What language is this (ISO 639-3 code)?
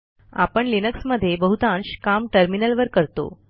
mar